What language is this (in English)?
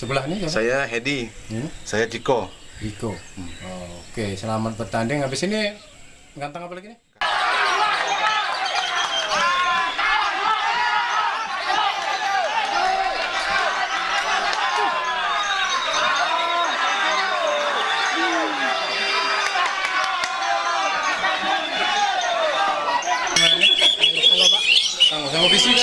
Indonesian